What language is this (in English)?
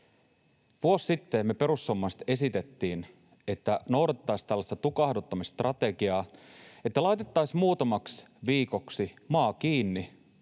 Finnish